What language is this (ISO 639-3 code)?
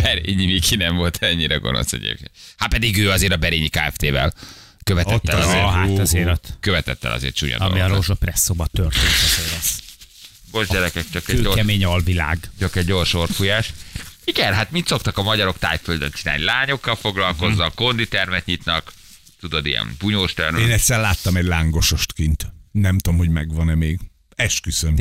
hun